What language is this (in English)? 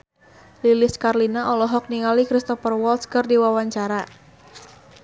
Sundanese